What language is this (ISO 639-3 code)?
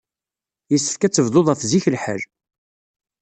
kab